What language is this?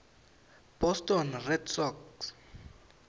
Swati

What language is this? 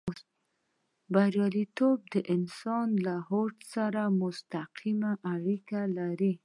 Pashto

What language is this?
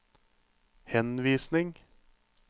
Norwegian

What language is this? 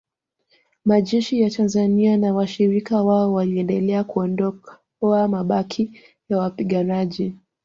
Swahili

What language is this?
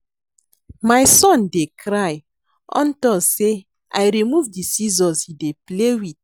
Nigerian Pidgin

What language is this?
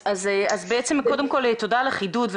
Hebrew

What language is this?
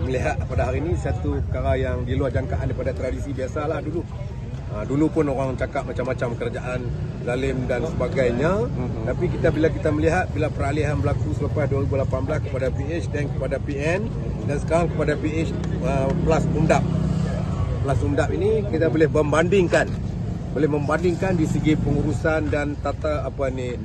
Malay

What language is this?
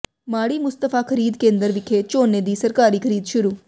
Punjabi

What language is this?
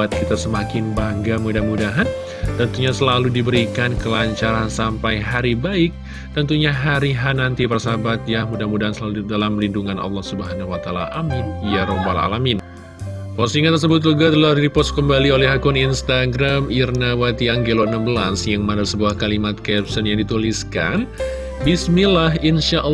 Indonesian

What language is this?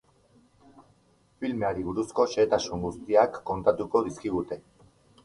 Basque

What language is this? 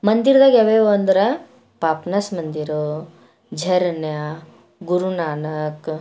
Kannada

